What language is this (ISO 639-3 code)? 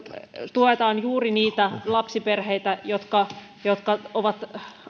fin